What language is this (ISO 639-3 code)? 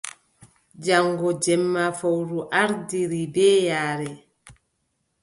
fub